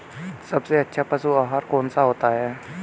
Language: Hindi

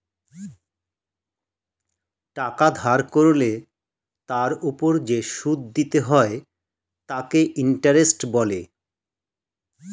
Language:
Bangla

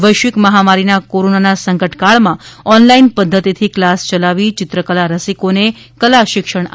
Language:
Gujarati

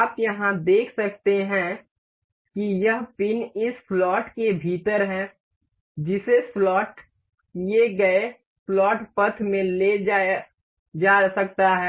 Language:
Hindi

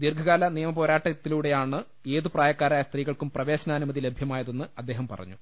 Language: Malayalam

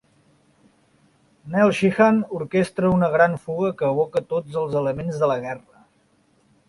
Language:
Catalan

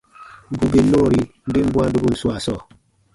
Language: Baatonum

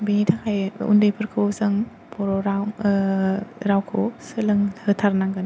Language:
Bodo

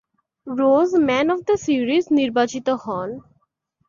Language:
Bangla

